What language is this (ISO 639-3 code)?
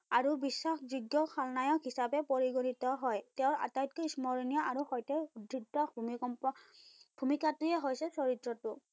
asm